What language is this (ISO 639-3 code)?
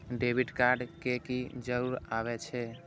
mai